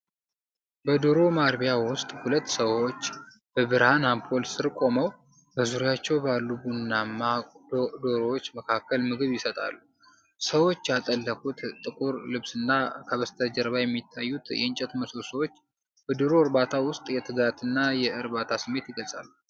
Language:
Amharic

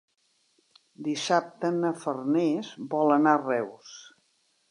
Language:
Catalan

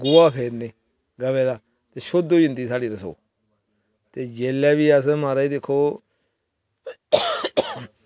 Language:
Dogri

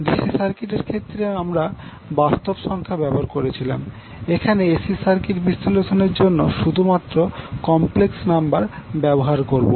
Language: Bangla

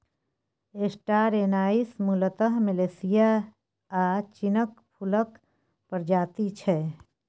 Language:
Maithili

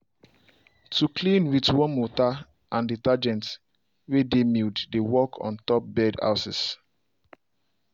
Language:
Nigerian Pidgin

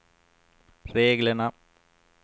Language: Swedish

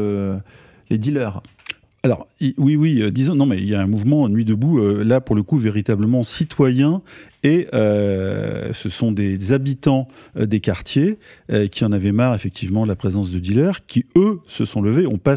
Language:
French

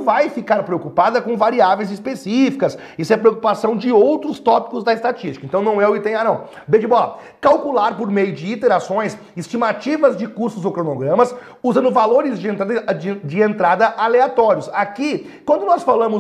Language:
Portuguese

